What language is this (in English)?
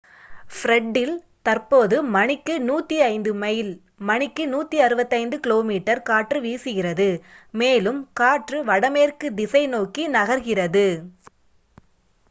Tamil